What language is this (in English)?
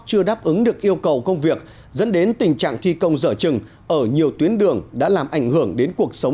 Vietnamese